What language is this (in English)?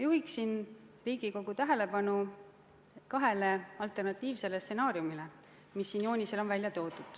Estonian